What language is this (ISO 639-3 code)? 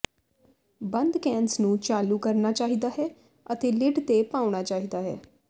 pan